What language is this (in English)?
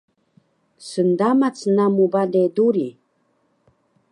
Taroko